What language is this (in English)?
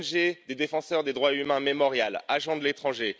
French